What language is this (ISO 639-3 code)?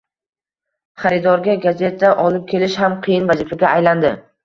uzb